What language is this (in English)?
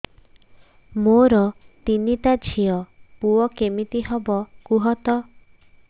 Odia